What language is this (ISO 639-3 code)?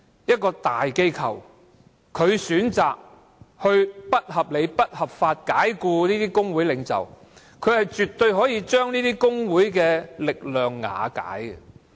yue